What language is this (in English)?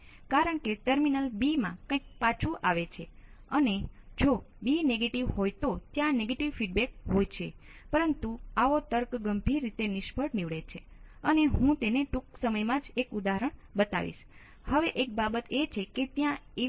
Gujarati